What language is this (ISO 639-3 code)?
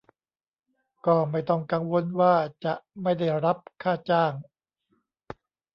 tha